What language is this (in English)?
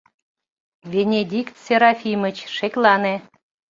Mari